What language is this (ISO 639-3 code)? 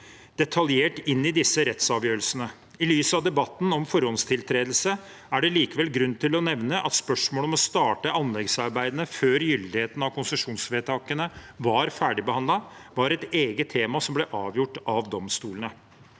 nor